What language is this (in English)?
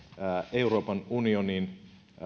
Finnish